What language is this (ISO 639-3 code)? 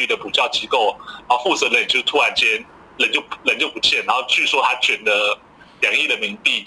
zho